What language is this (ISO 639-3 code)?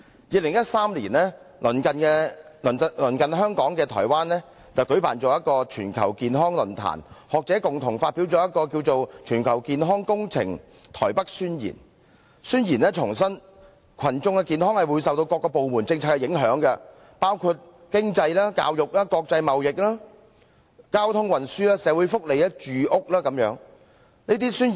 yue